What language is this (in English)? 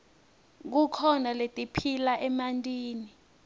Swati